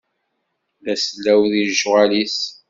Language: Kabyle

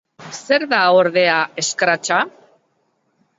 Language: Basque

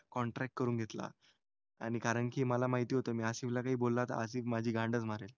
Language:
Marathi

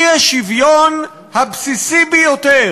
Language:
Hebrew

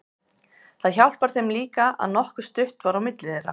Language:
Icelandic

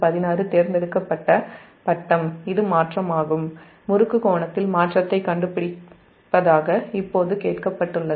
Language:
Tamil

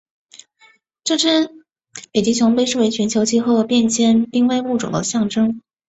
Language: Chinese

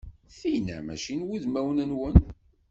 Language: Kabyle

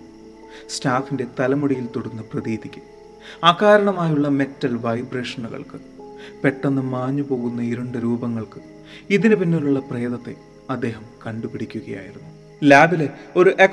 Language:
Malayalam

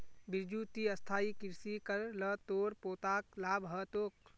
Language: Magahi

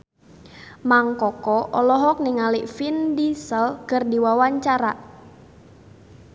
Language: Sundanese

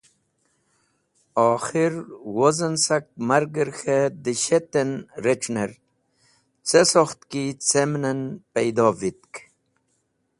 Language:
Wakhi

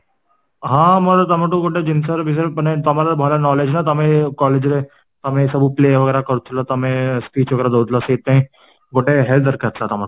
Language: Odia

